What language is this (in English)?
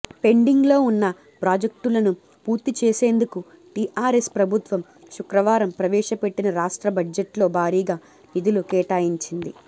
Telugu